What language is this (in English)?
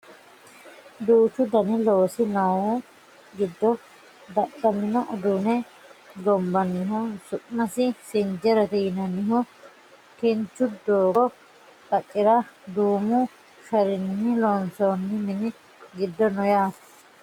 Sidamo